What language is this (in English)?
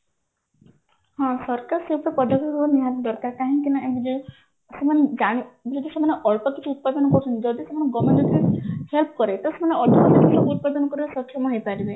Odia